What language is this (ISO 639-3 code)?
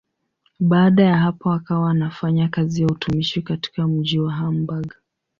swa